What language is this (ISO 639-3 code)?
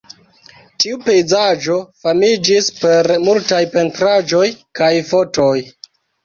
epo